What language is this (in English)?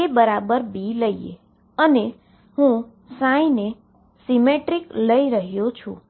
Gujarati